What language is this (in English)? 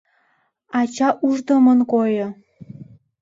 Mari